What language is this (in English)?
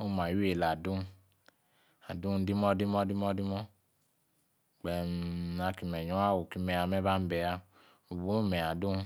Yace